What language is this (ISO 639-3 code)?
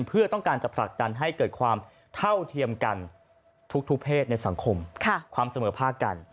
tha